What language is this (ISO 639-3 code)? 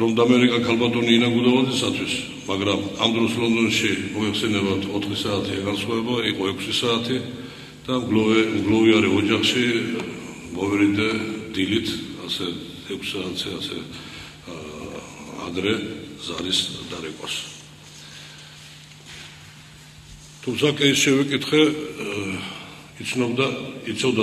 ron